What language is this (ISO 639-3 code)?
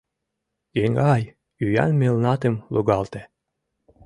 chm